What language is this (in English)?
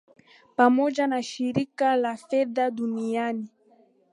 Swahili